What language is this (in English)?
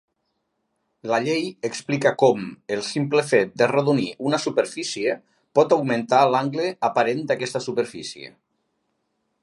Catalan